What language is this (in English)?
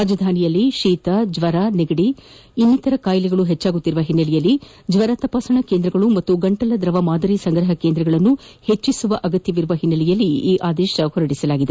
Kannada